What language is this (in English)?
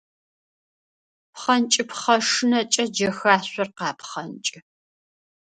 Adyghe